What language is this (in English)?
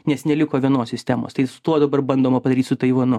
Lithuanian